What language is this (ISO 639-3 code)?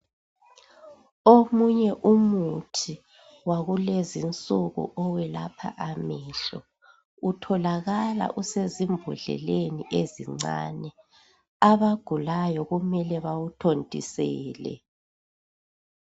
nde